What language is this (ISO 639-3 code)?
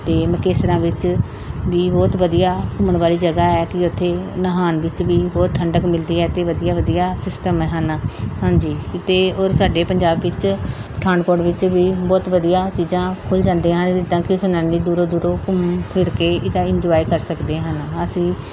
pan